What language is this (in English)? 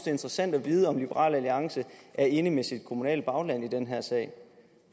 Danish